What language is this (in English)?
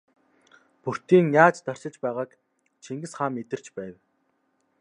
Mongolian